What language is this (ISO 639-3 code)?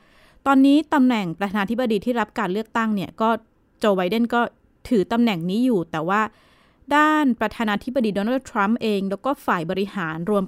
tha